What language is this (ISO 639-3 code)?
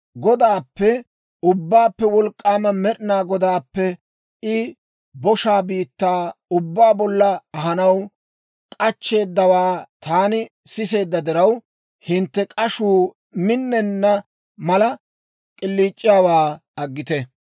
dwr